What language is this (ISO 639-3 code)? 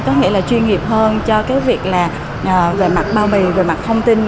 vie